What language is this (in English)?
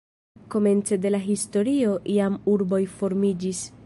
Esperanto